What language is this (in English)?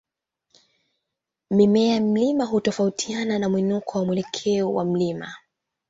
Swahili